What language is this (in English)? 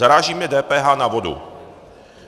Czech